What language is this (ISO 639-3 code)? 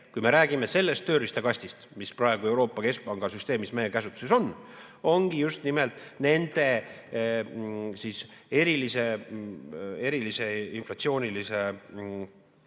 est